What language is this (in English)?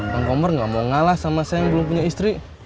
Indonesian